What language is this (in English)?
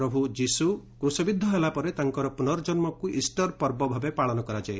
Odia